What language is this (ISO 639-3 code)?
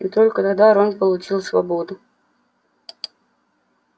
rus